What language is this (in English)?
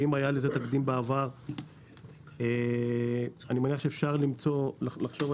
Hebrew